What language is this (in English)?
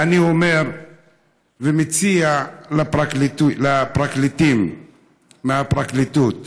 Hebrew